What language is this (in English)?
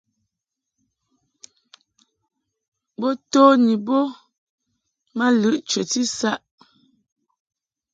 Mungaka